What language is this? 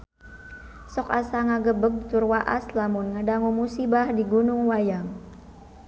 Sundanese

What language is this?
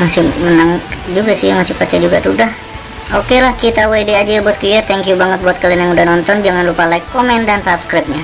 Indonesian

